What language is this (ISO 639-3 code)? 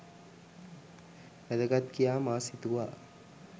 sin